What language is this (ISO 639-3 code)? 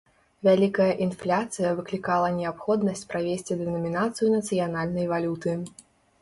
bel